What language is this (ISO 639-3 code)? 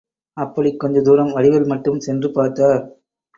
tam